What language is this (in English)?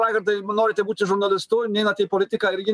Lithuanian